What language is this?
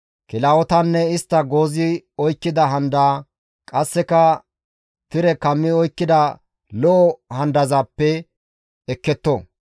Gamo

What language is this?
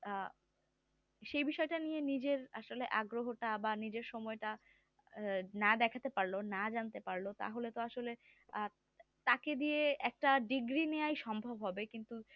Bangla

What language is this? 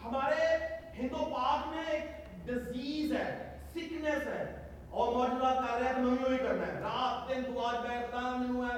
Urdu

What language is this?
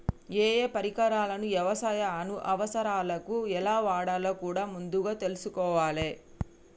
Telugu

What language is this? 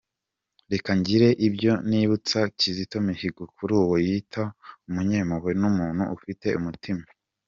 Kinyarwanda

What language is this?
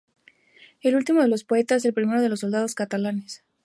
Spanish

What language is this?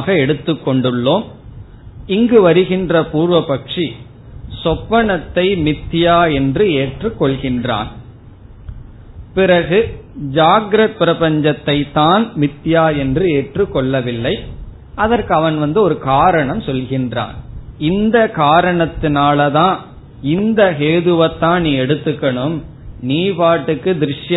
Tamil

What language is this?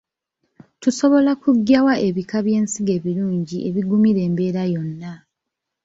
Ganda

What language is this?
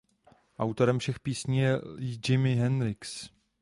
Czech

